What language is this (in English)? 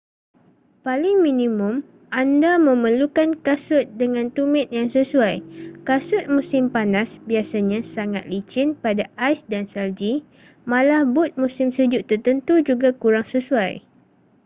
Malay